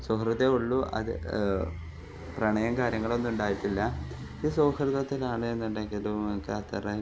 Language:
Malayalam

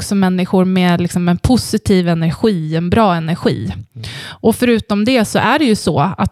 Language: Swedish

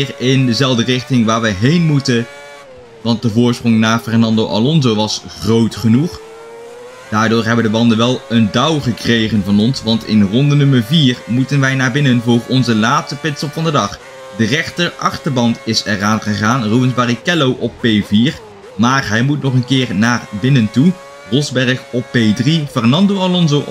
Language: Dutch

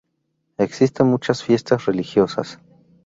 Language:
Spanish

